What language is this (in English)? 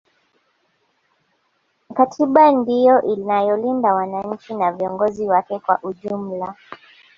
Swahili